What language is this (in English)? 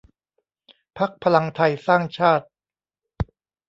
Thai